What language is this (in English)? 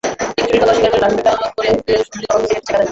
Bangla